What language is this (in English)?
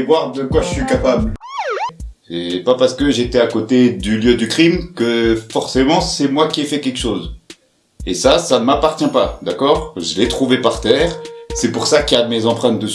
French